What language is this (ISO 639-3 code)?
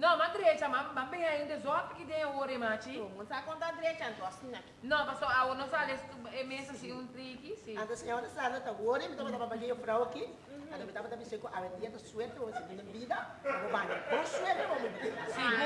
por